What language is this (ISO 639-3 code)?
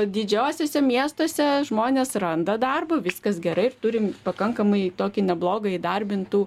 lit